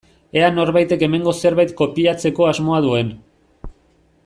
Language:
Basque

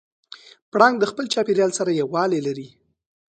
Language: Pashto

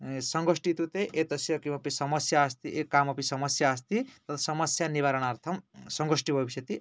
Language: Sanskrit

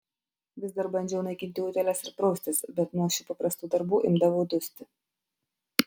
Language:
Lithuanian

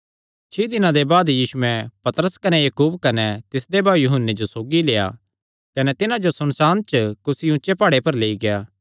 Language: Kangri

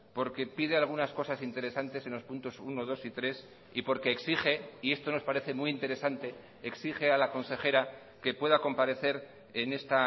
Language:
Spanish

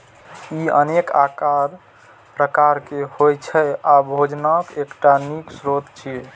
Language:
Maithili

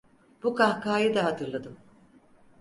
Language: Turkish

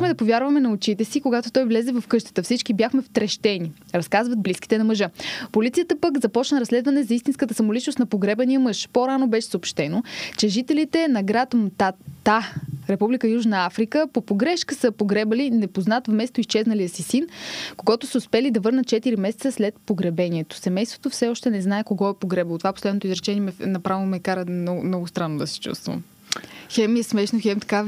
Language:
Bulgarian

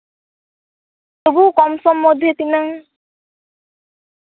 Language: Santali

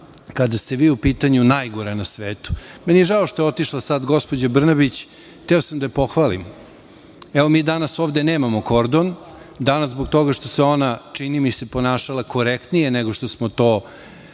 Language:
Serbian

